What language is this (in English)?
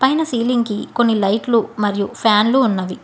Telugu